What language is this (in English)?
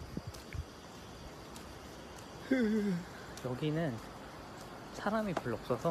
Korean